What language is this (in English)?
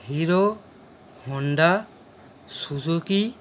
Bangla